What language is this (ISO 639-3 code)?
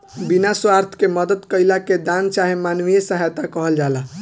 bho